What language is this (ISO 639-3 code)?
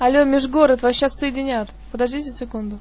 rus